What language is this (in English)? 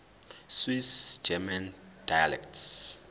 Zulu